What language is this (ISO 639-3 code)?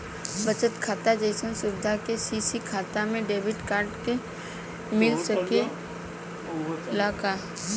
bho